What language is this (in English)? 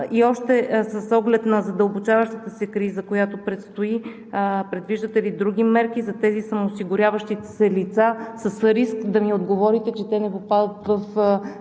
Bulgarian